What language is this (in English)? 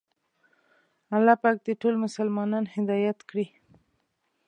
Pashto